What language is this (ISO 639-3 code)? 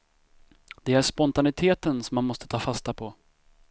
swe